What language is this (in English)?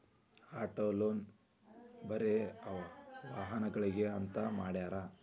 Kannada